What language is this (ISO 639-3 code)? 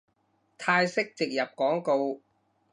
yue